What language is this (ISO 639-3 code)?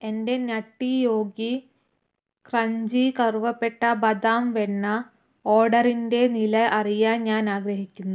mal